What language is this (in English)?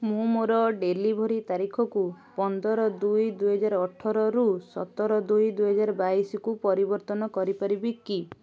Odia